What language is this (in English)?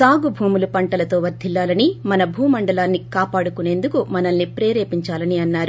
Telugu